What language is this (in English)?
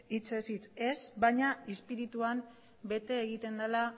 Basque